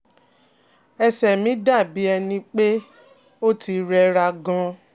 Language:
Yoruba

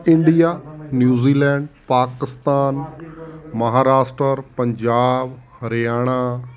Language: Punjabi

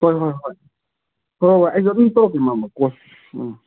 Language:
Manipuri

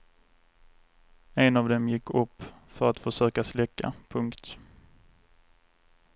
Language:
Swedish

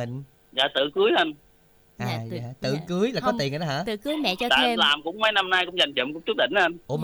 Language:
Vietnamese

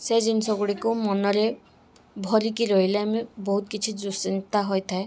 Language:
Odia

